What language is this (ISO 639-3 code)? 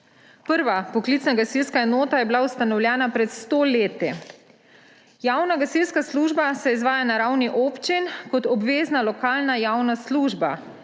slv